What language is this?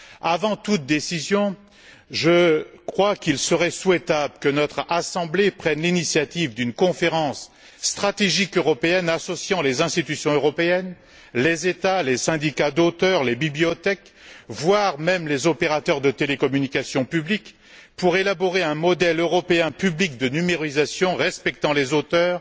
French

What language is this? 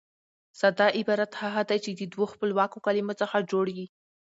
Pashto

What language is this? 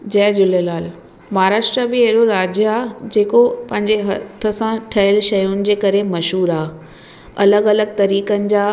Sindhi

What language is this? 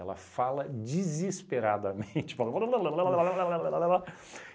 Portuguese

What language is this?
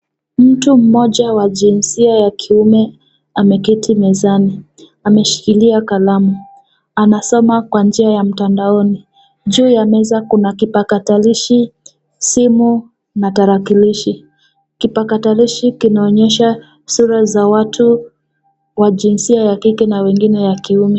Swahili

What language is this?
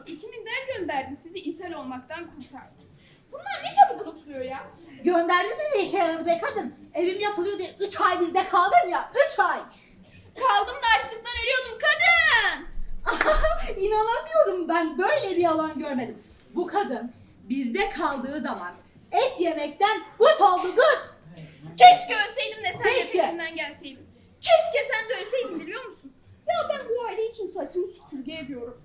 Turkish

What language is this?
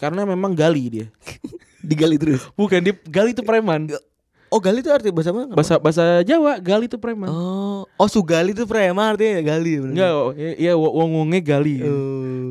Indonesian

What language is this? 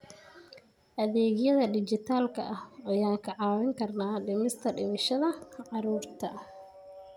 Somali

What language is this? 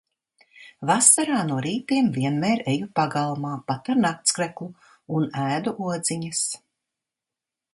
Latvian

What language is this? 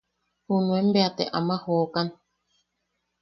Yaqui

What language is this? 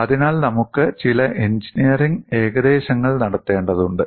Malayalam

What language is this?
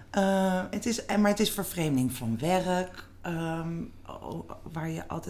Dutch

